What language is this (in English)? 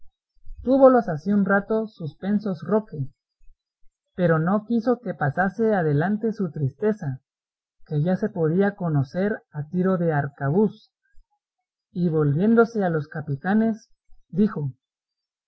Spanish